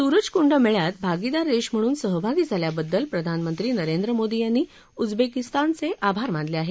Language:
Marathi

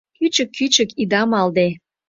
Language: Mari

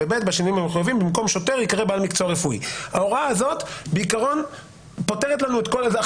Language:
Hebrew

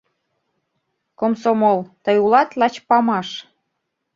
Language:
Mari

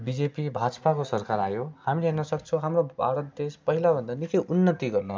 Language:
Nepali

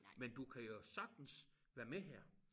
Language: Danish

